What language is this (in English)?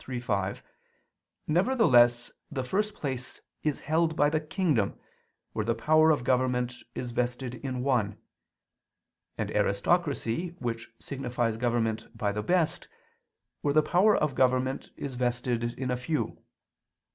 English